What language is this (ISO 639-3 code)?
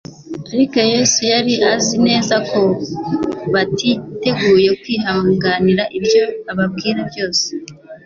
kin